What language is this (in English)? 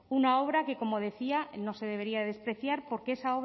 Spanish